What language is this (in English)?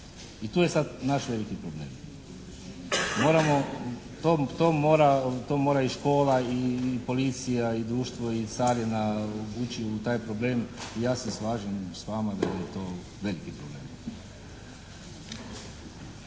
Croatian